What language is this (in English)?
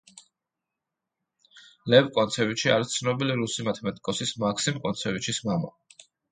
Georgian